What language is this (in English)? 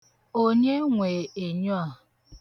Igbo